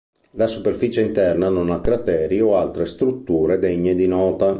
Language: Italian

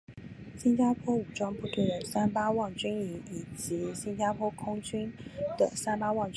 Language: Chinese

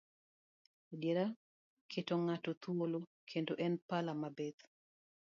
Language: Luo (Kenya and Tanzania)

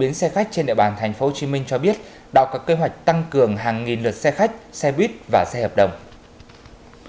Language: Vietnamese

